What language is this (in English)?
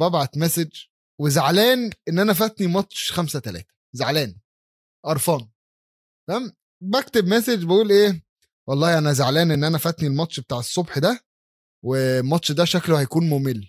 Arabic